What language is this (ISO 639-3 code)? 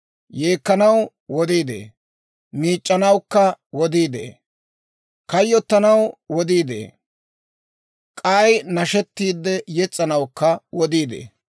dwr